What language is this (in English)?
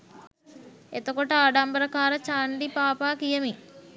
Sinhala